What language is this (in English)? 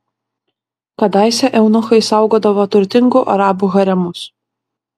Lithuanian